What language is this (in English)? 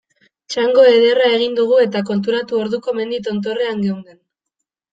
Basque